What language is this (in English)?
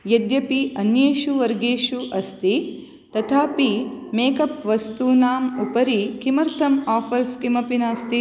Sanskrit